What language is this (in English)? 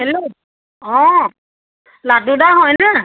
Assamese